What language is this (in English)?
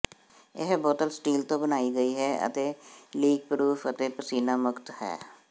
Punjabi